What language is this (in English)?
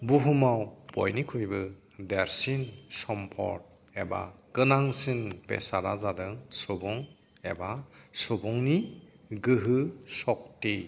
Bodo